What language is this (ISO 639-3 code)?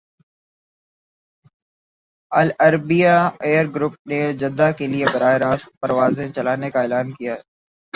urd